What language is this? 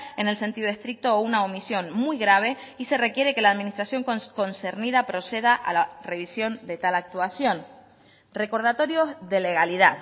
Spanish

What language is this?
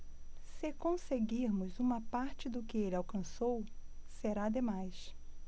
Portuguese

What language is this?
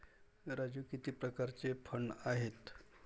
Marathi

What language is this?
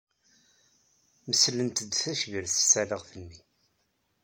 Kabyle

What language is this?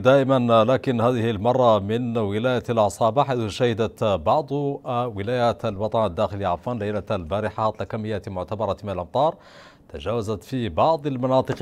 Arabic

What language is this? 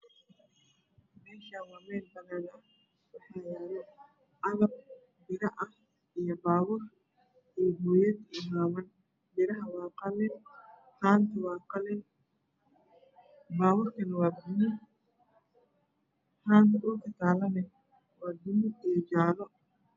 Somali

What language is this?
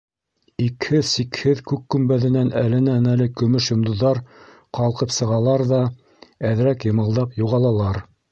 Bashkir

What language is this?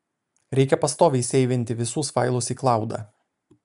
Lithuanian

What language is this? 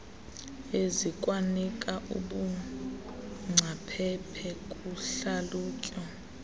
Xhosa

